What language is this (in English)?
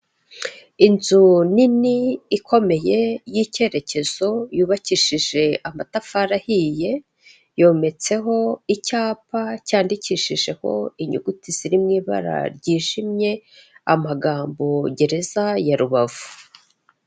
Kinyarwanda